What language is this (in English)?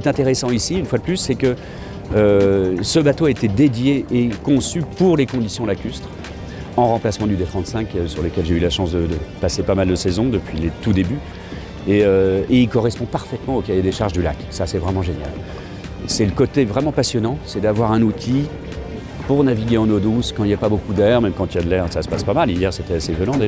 French